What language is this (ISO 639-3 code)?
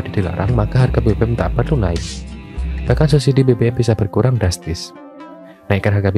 ind